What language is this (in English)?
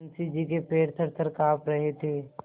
Hindi